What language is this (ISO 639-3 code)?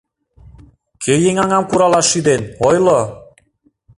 chm